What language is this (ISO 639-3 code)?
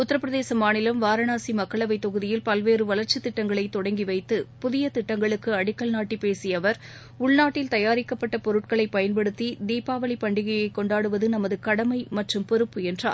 tam